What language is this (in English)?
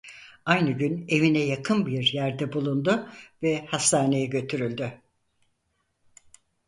Turkish